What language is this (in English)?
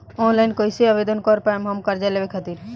Bhojpuri